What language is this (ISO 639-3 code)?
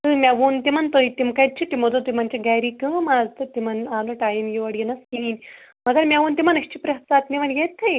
kas